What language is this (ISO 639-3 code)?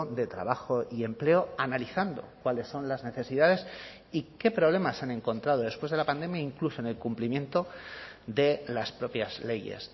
spa